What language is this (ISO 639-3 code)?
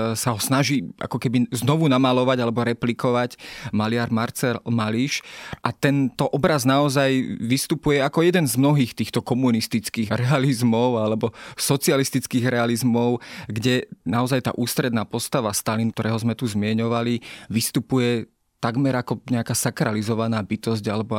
slk